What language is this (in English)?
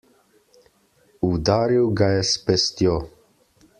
Slovenian